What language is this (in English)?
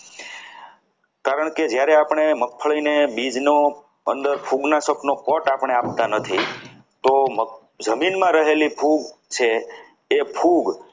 Gujarati